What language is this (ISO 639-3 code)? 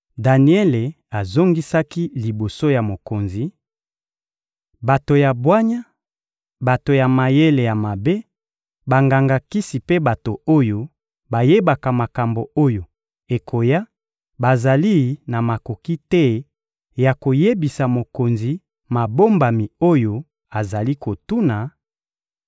lin